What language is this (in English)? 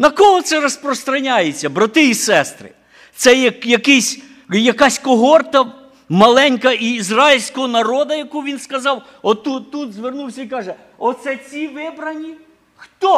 Ukrainian